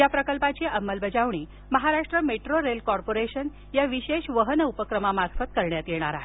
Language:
Marathi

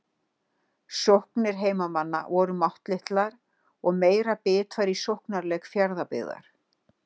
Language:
Icelandic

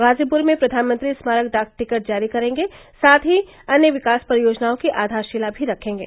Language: Hindi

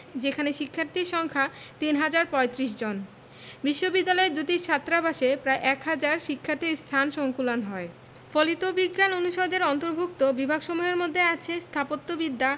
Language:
Bangla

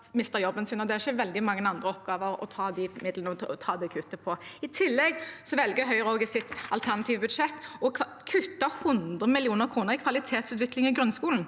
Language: Norwegian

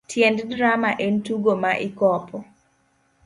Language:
Luo (Kenya and Tanzania)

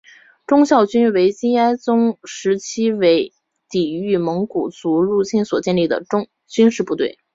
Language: Chinese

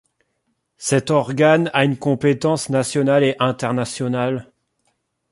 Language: French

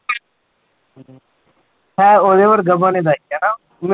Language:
Punjabi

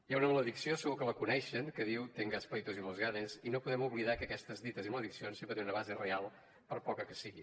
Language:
Catalan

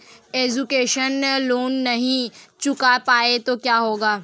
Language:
Hindi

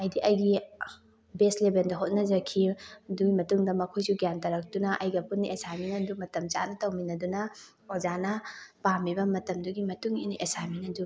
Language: Manipuri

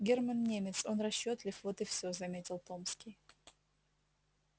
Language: Russian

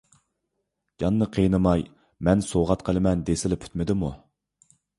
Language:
Uyghur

